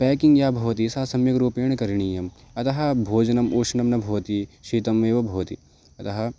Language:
Sanskrit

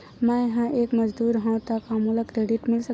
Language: Chhattisgarhi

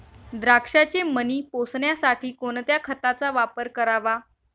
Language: Marathi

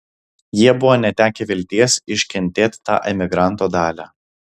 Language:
Lithuanian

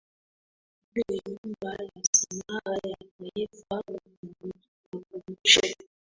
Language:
Swahili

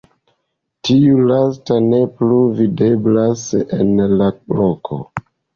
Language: Esperanto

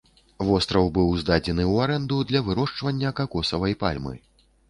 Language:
Belarusian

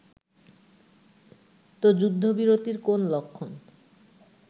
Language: Bangla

